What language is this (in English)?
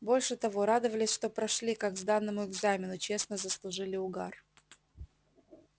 Russian